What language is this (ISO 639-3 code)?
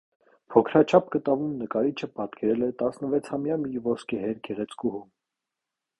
hye